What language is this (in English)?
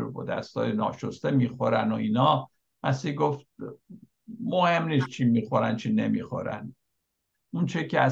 Persian